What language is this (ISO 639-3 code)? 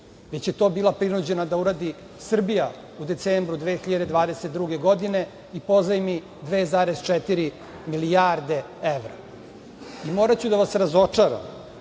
srp